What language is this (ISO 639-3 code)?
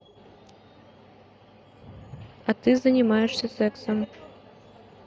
rus